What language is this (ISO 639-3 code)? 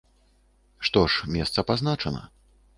bel